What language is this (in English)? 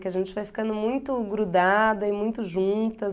Portuguese